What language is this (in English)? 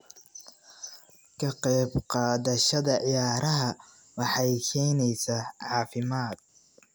Somali